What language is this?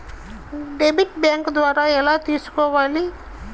Telugu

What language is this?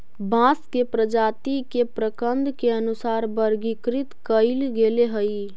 Magahi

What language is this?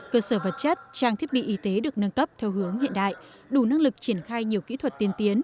Vietnamese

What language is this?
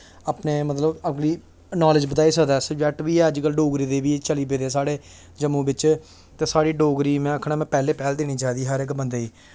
Dogri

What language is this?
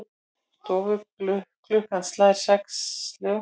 Icelandic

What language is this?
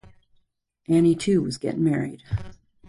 English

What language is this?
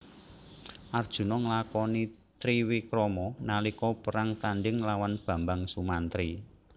Javanese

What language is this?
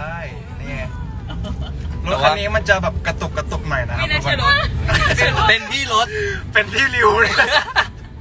Thai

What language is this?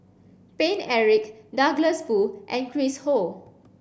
English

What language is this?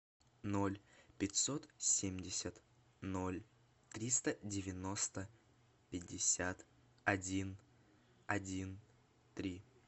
Russian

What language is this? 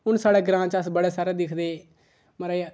Dogri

